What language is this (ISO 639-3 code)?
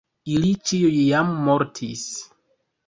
epo